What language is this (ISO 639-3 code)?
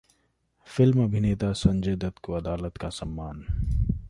hin